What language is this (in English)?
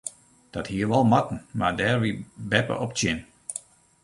Western Frisian